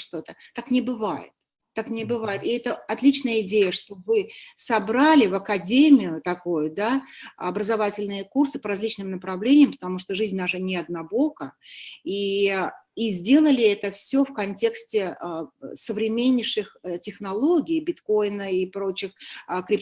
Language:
Russian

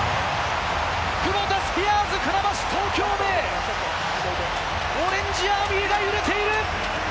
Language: Japanese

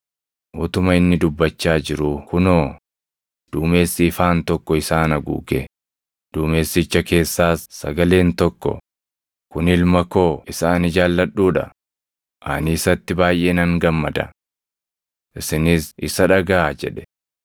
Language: Oromo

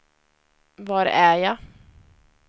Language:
Swedish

